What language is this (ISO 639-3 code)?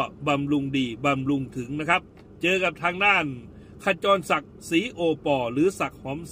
tha